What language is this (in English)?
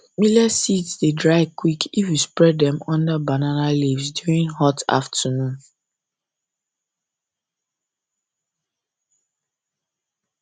Nigerian Pidgin